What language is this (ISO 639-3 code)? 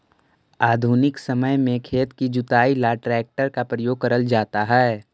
mag